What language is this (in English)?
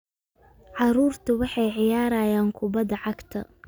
Somali